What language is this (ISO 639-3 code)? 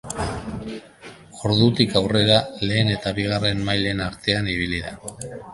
eus